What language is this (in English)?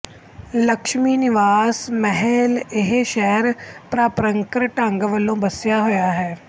Punjabi